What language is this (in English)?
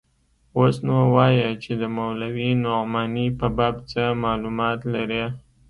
Pashto